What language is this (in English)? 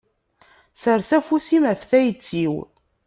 Kabyle